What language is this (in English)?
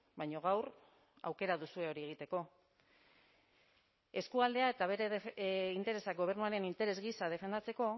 Basque